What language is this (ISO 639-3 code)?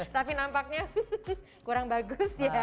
ind